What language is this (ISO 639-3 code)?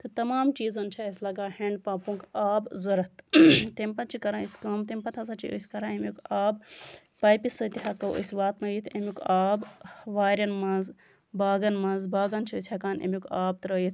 kas